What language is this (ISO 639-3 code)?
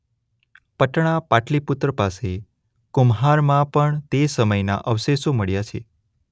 guj